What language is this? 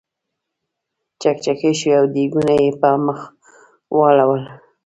Pashto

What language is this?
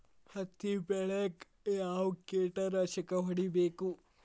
Kannada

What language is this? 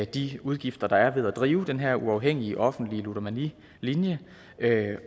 Danish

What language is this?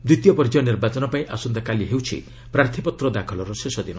Odia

